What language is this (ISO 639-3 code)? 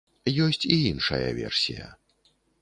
bel